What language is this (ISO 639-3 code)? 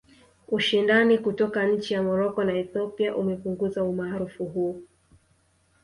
swa